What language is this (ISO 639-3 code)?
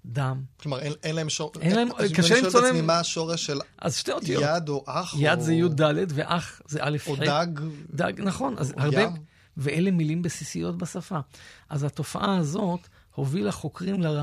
heb